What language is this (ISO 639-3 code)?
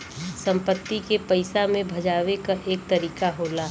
bho